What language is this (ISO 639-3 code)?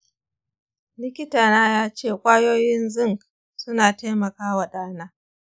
hau